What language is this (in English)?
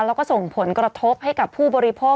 Thai